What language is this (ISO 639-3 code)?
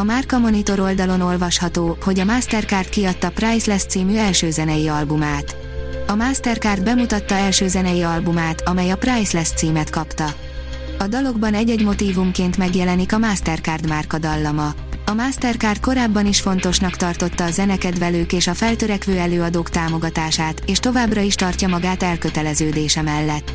hun